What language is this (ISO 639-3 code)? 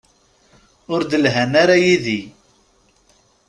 kab